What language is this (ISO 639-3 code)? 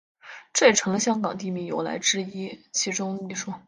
zho